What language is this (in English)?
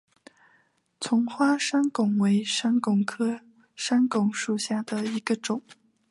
Chinese